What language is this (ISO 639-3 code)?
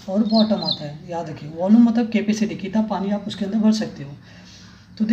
hin